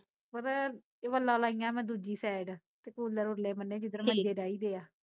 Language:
Punjabi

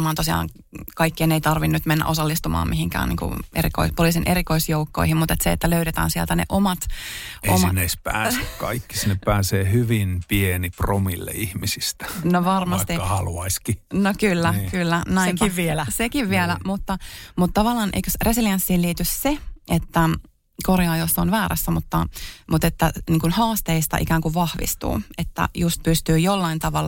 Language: Finnish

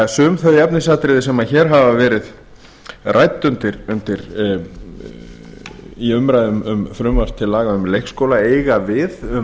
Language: Icelandic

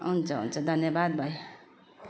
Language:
Nepali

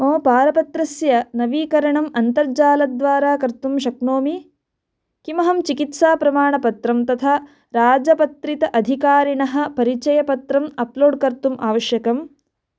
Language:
Sanskrit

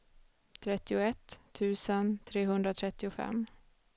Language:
Swedish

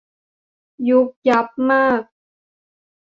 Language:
Thai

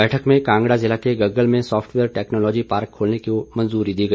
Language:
Hindi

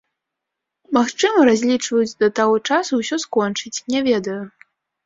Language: Belarusian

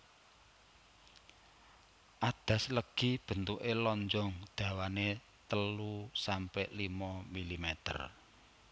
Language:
Javanese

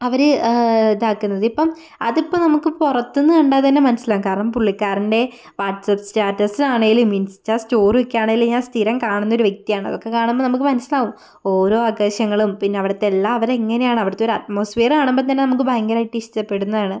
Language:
Malayalam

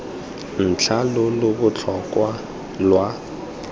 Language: Tswana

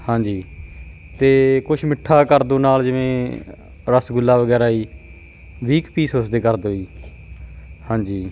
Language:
Punjabi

